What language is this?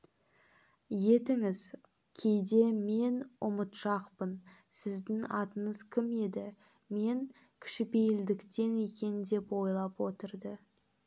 Kazakh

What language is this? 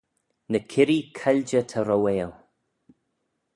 Manx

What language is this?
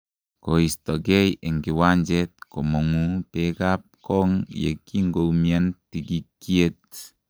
Kalenjin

